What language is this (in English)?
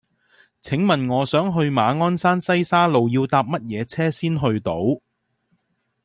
Cantonese